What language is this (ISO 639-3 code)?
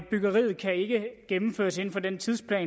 dan